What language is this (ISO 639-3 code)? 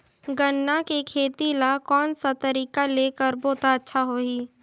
hne